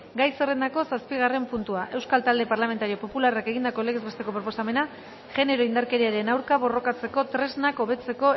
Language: Basque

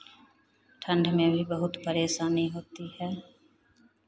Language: Hindi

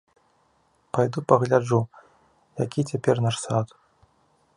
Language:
Belarusian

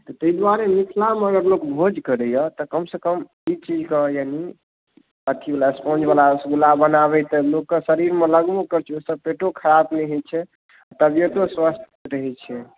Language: Maithili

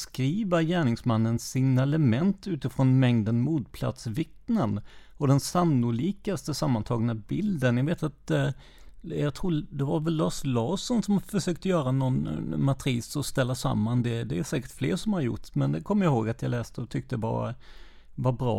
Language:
Swedish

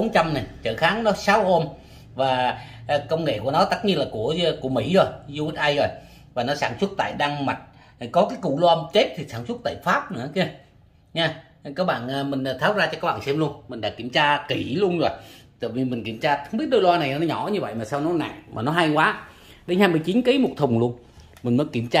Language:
Vietnamese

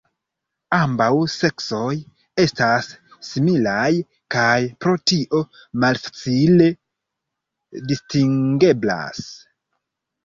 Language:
Esperanto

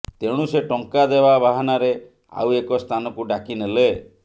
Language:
Odia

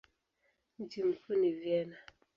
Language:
Swahili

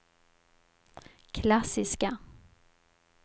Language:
Swedish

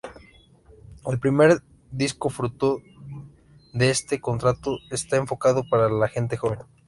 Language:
Spanish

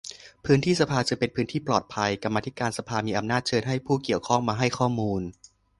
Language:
Thai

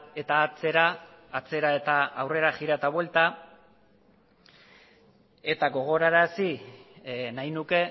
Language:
Basque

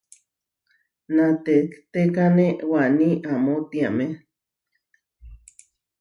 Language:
Huarijio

